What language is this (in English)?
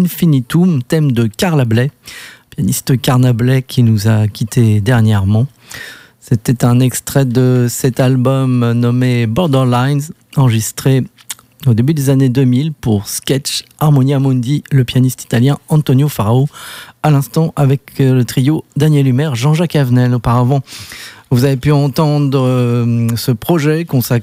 French